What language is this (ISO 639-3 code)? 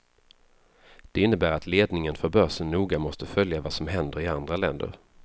swe